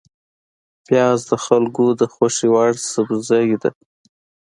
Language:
Pashto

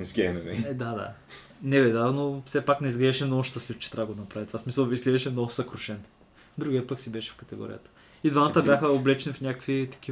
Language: Bulgarian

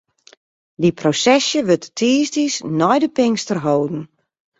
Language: Western Frisian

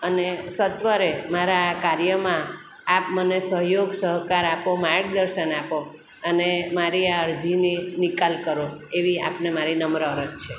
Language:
Gujarati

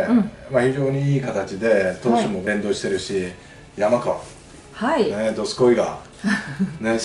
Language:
Japanese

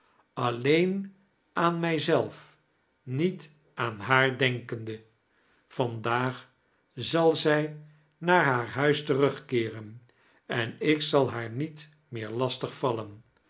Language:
Dutch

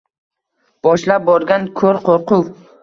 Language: Uzbek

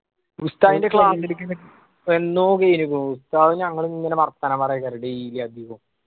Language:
Malayalam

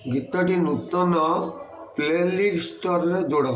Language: Odia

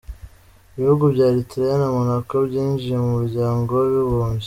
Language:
Kinyarwanda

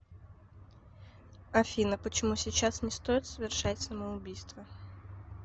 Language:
Russian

